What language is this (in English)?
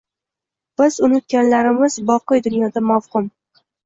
Uzbek